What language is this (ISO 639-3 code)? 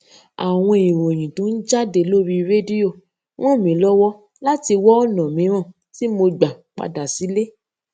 yor